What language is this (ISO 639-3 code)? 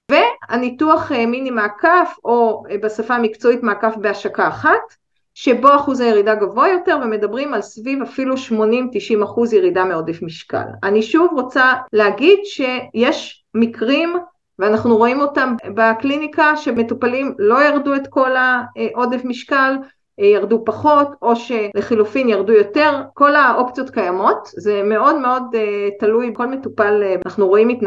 heb